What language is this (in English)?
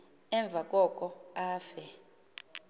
Xhosa